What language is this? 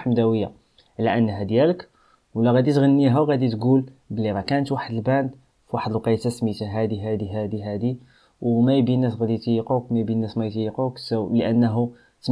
Arabic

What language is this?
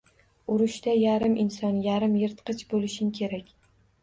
Uzbek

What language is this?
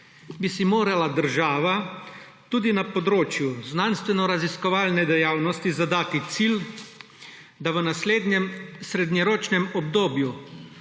Slovenian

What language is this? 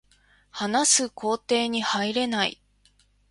Japanese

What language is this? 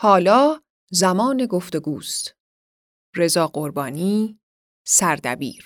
Persian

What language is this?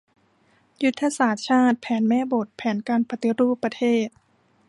Thai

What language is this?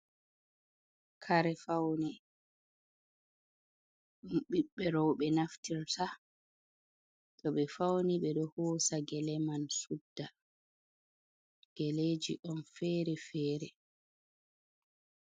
Fula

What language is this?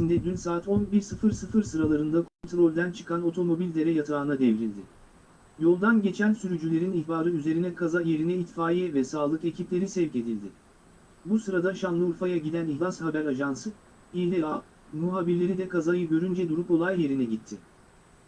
Turkish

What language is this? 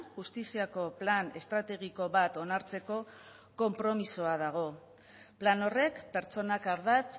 Basque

